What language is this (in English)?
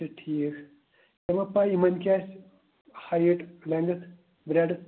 Kashmiri